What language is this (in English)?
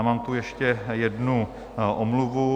Czech